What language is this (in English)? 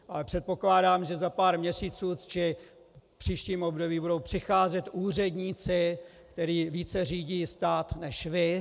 Czech